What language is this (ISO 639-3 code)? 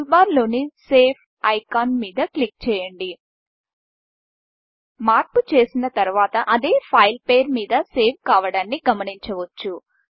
tel